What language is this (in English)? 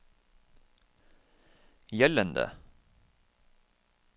Norwegian